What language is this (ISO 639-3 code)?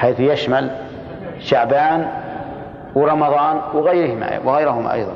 ara